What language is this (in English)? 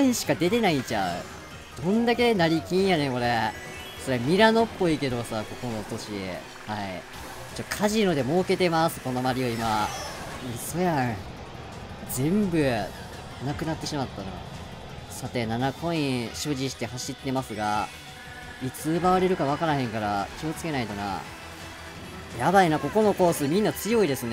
Japanese